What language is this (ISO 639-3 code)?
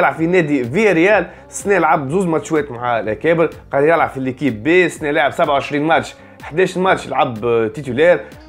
ara